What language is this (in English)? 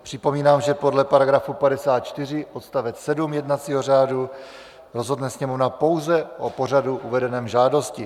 Czech